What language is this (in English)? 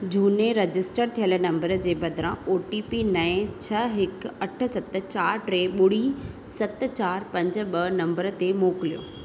Sindhi